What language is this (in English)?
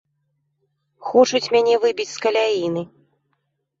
Belarusian